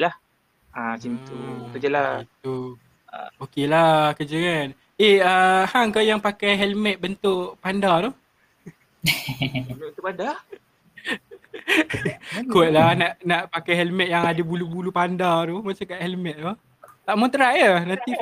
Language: Malay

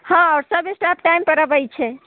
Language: Maithili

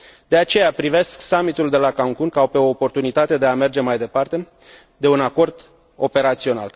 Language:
Romanian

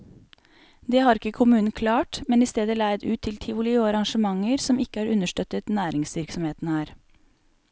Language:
Norwegian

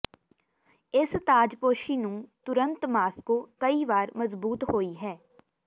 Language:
Punjabi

